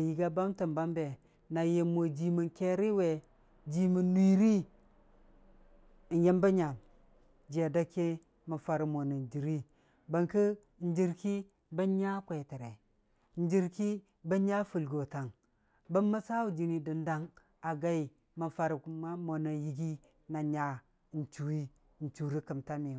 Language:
Dijim-Bwilim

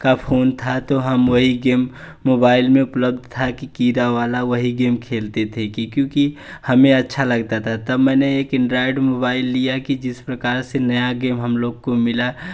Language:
Hindi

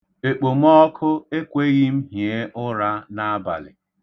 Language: Igbo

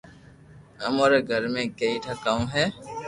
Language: Loarki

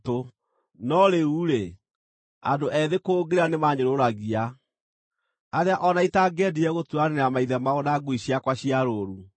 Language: Kikuyu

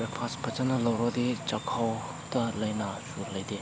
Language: Manipuri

